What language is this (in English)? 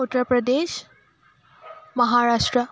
Assamese